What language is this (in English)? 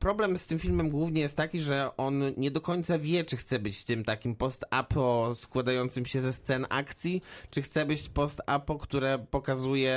Polish